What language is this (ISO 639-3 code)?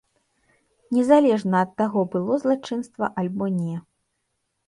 bel